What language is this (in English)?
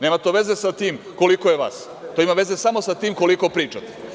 Serbian